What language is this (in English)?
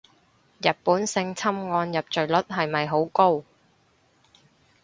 Cantonese